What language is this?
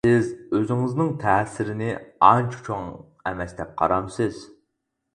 Uyghur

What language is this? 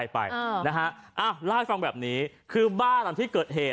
Thai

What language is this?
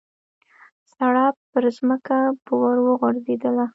Pashto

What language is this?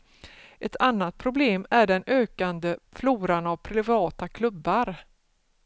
Swedish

